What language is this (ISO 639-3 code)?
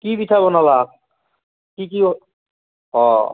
asm